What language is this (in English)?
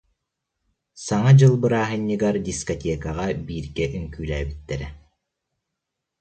Yakut